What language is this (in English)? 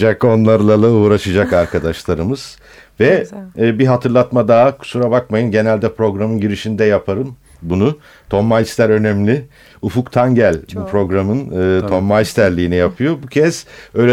Turkish